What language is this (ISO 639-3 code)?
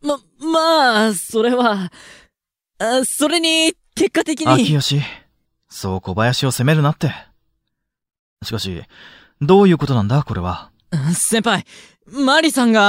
jpn